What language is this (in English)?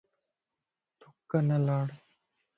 Lasi